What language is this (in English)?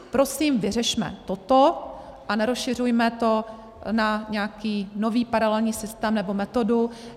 Czech